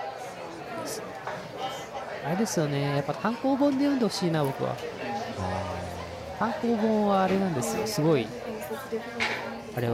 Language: Japanese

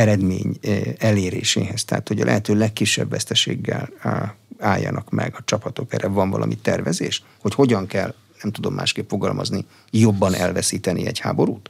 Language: Hungarian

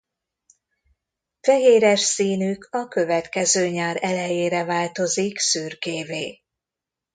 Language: Hungarian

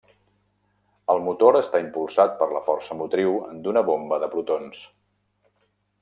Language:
Catalan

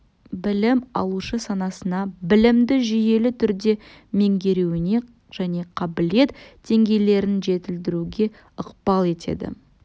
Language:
Kazakh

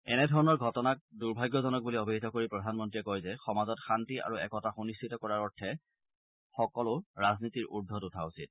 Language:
Assamese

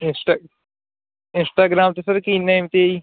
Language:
Punjabi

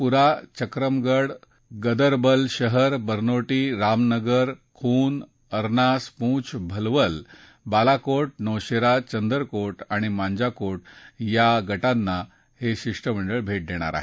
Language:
Marathi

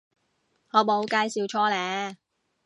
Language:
Cantonese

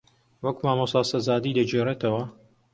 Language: Central Kurdish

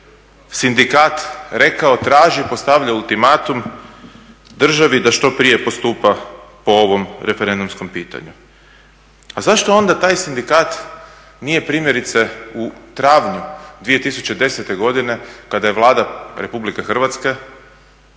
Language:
Croatian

